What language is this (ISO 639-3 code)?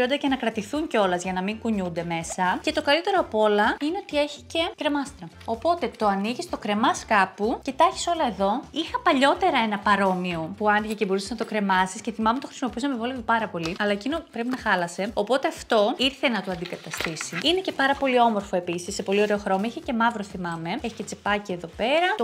ell